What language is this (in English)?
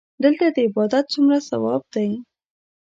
Pashto